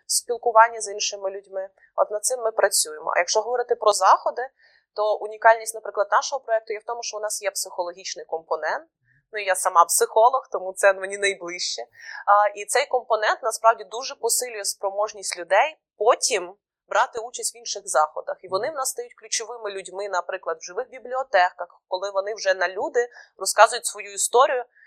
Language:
Ukrainian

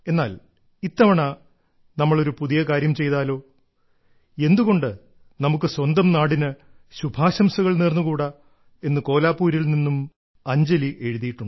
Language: Malayalam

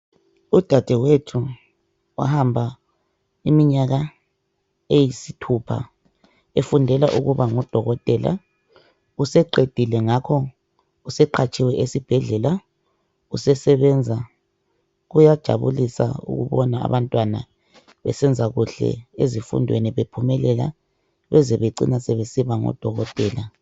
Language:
North Ndebele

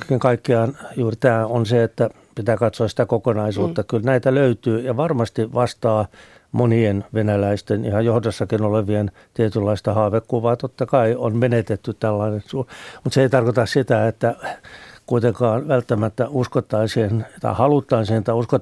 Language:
Finnish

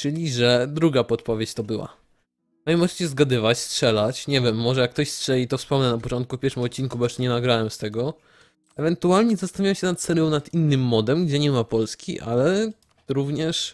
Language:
Polish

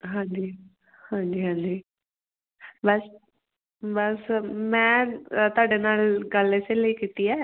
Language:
Punjabi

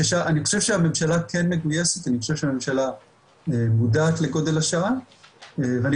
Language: Hebrew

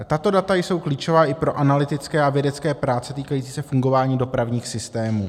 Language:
Czech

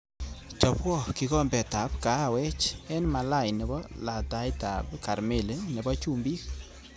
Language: Kalenjin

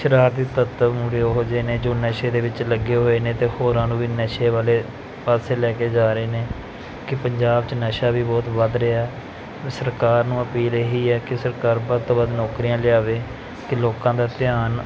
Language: Punjabi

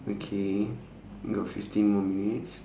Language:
English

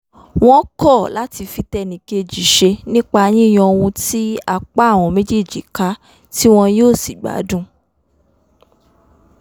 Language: Yoruba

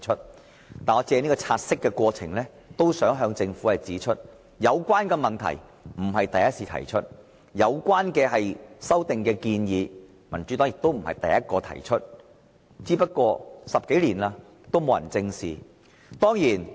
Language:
Cantonese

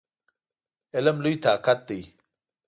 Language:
Pashto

